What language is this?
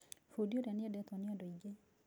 Kikuyu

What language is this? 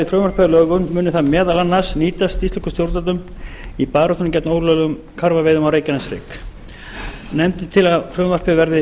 Icelandic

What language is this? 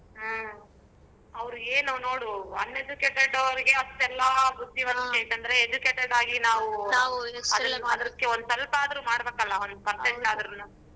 Kannada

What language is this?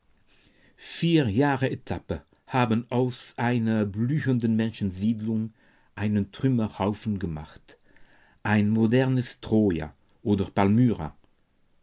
German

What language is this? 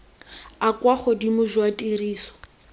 Tswana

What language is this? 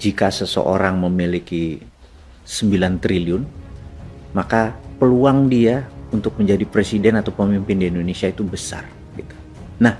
Indonesian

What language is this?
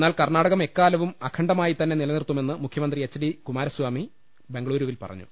Malayalam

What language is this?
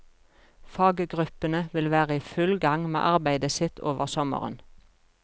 Norwegian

